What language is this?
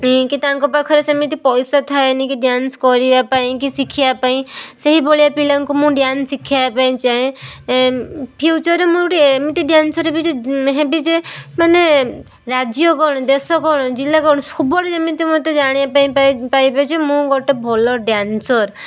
Odia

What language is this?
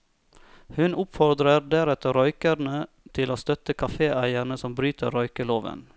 Norwegian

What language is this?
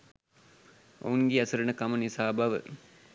Sinhala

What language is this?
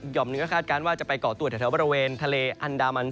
Thai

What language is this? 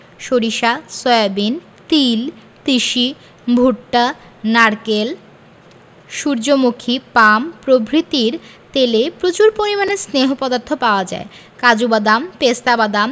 Bangla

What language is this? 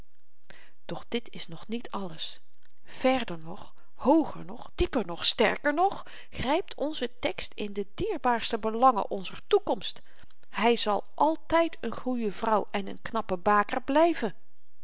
Dutch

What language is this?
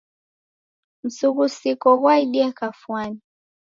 Taita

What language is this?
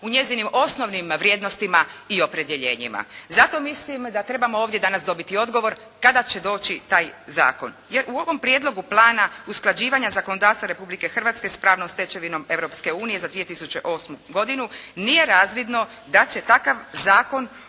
Croatian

